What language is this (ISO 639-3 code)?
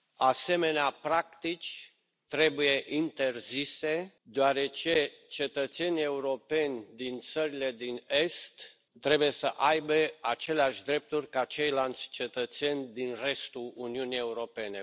ron